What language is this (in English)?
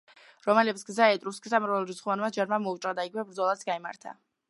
Georgian